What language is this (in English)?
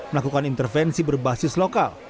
Indonesian